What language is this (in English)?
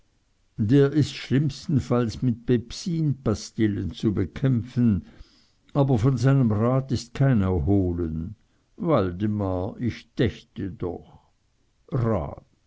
German